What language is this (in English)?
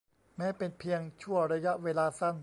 Thai